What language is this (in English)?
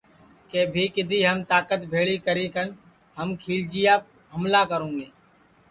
Sansi